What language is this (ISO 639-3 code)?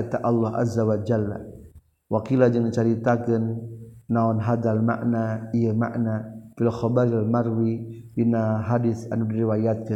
msa